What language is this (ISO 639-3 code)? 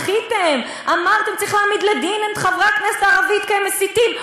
heb